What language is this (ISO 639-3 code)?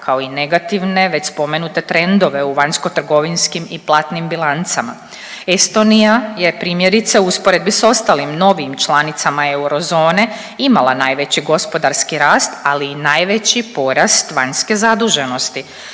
hrv